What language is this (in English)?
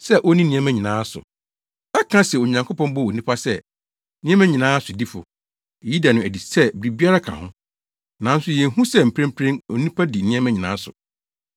Akan